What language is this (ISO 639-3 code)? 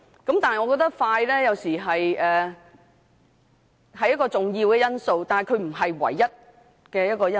yue